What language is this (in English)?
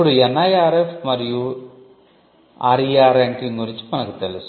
Telugu